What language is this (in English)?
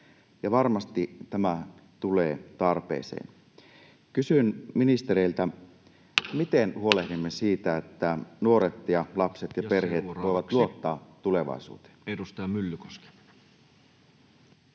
Finnish